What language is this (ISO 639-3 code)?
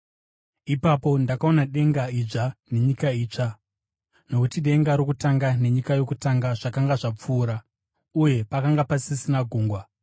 sna